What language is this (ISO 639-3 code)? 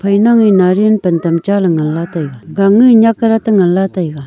nnp